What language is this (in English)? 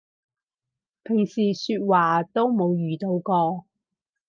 Cantonese